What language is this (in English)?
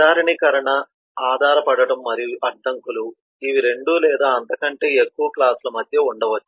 Telugu